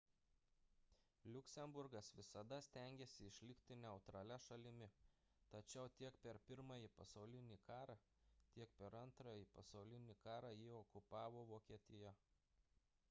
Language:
Lithuanian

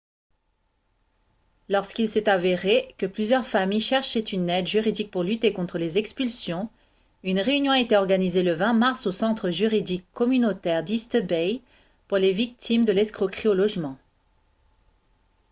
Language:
French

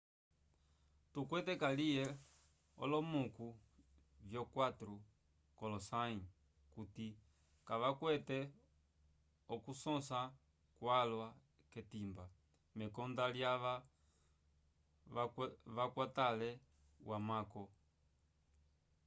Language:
Umbundu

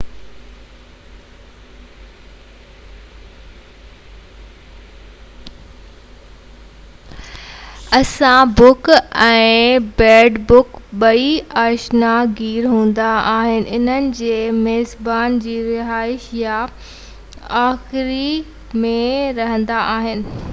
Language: Sindhi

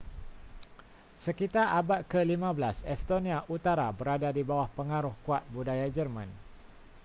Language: Malay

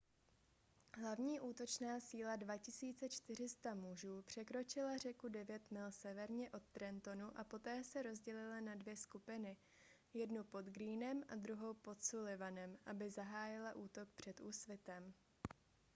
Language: Czech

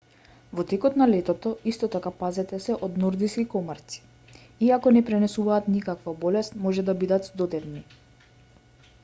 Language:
Macedonian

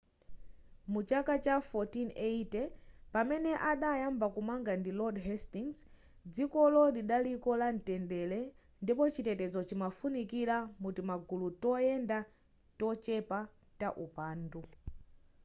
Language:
Nyanja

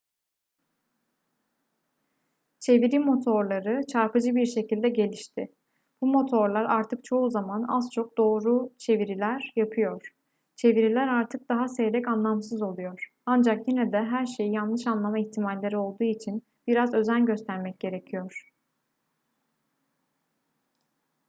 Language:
Turkish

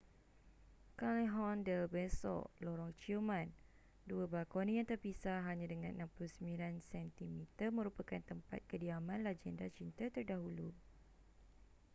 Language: Malay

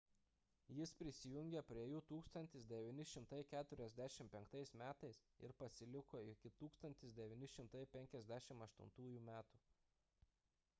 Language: Lithuanian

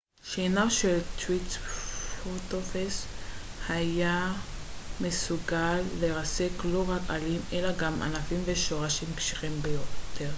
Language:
Hebrew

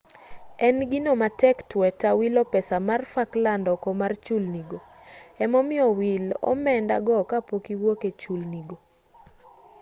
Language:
Luo (Kenya and Tanzania)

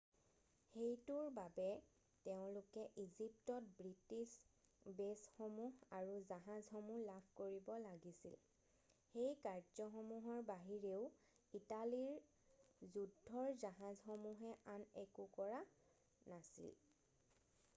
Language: Assamese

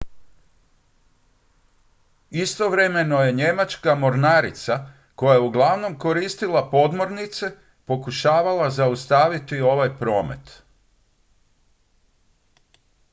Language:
Croatian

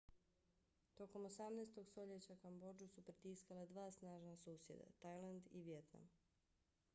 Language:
Bosnian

